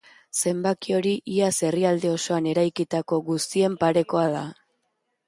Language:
Basque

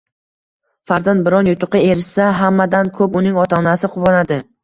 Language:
Uzbek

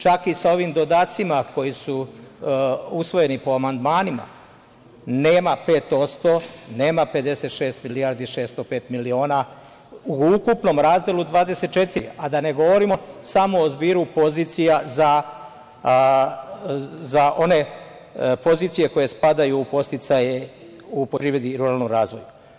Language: Serbian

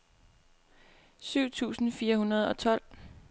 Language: Danish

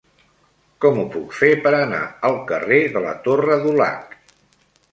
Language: Catalan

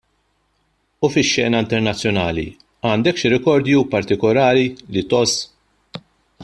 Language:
Maltese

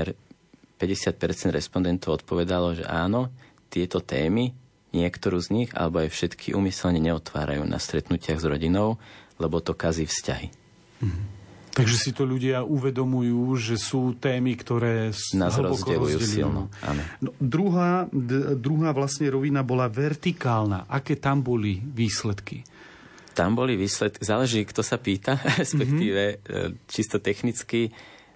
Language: Slovak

